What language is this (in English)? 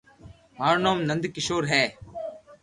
Loarki